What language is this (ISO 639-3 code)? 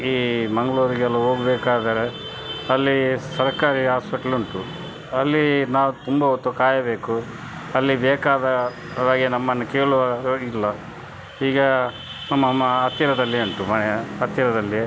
kan